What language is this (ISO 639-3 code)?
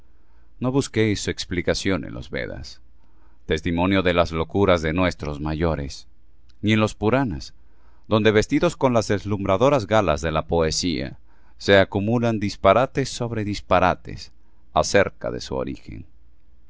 spa